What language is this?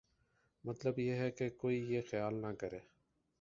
Urdu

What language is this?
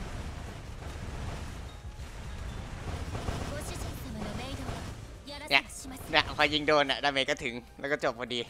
Thai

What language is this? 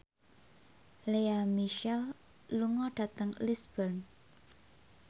Javanese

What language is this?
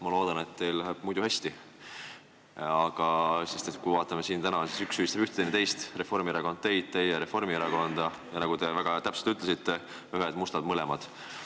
Estonian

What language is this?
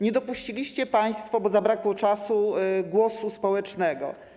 Polish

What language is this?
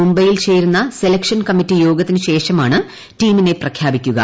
Malayalam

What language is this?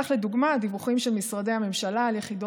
Hebrew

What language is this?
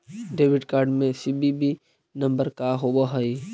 Magahi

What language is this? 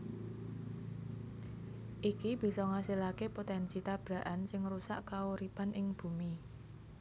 Javanese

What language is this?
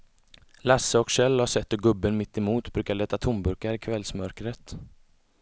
Swedish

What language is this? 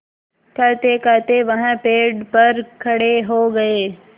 Hindi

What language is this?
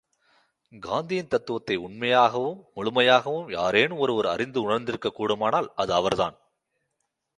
Tamil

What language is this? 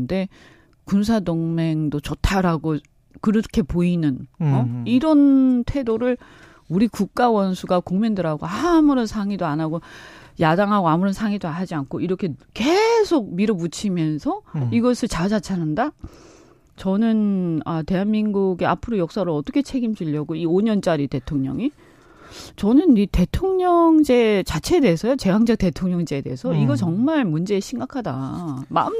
Korean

